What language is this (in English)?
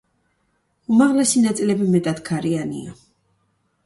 Georgian